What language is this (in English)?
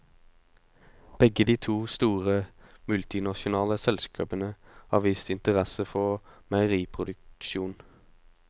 Norwegian